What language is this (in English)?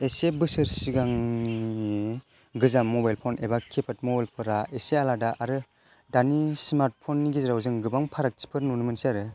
Bodo